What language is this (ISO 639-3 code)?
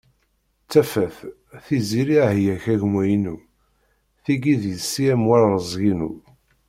kab